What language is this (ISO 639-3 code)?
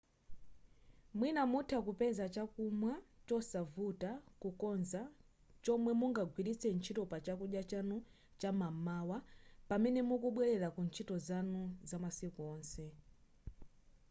nya